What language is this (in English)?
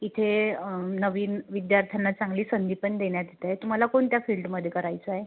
Marathi